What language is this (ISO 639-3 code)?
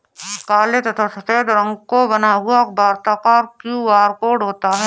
hin